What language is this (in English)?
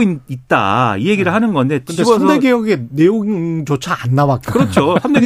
Korean